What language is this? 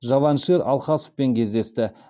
Kazakh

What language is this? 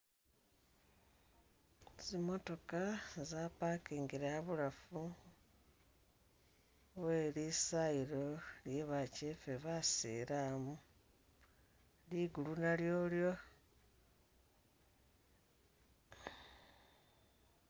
Masaaba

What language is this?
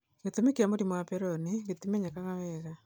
Kikuyu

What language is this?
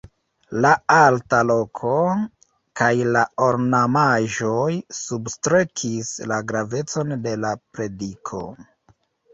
Esperanto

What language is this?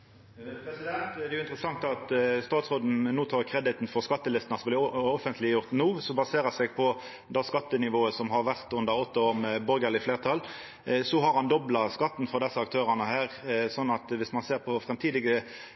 Norwegian Nynorsk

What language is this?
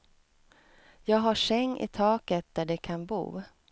Swedish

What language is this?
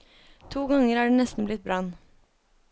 Norwegian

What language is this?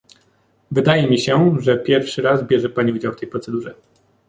Polish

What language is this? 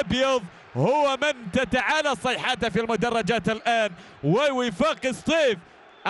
Arabic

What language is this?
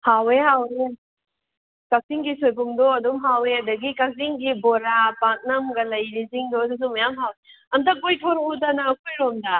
Manipuri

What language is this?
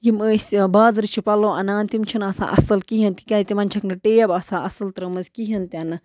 Kashmiri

